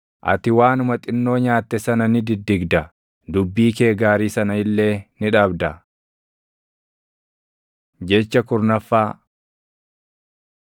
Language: Oromo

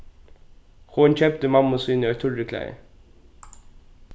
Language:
Faroese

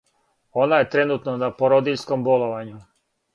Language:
Serbian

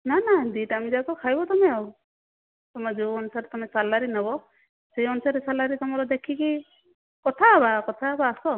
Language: Odia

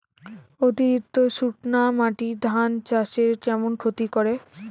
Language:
Bangla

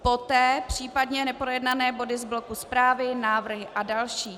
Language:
Czech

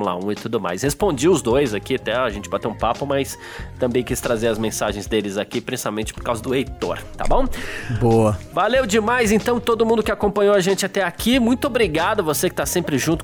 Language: Portuguese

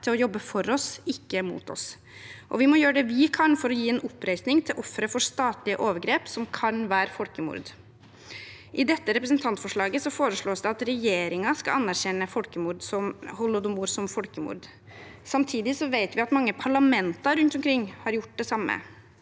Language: Norwegian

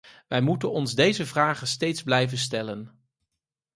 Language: Dutch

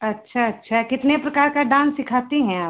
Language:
Hindi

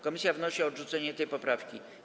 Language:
Polish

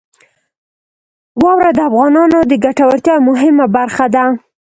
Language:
Pashto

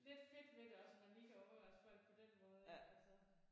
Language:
Danish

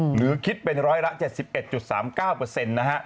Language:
Thai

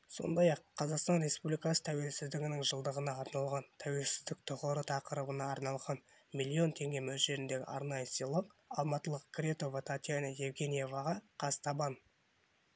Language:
Kazakh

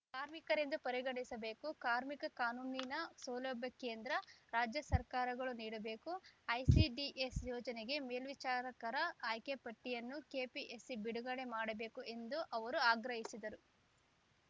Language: Kannada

